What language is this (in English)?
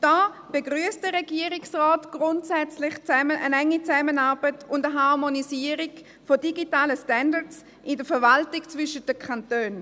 Swiss German